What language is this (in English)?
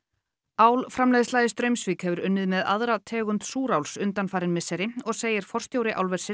Icelandic